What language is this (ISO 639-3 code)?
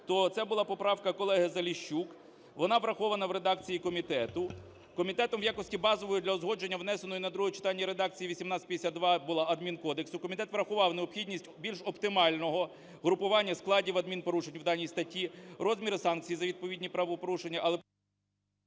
ukr